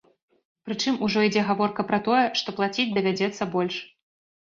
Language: Belarusian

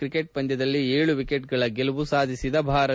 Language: Kannada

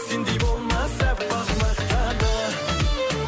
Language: Kazakh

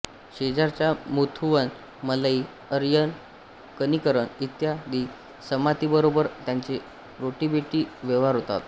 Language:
Marathi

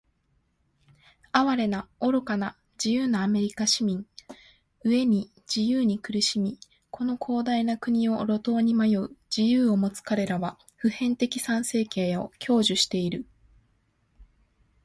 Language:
Japanese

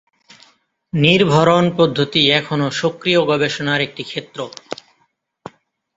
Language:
Bangla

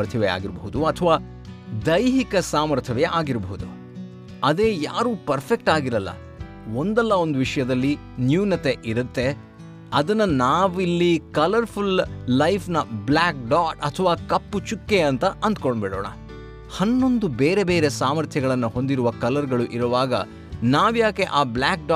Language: Kannada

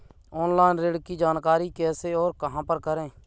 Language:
Hindi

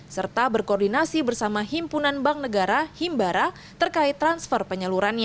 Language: Indonesian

